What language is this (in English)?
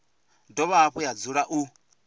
Venda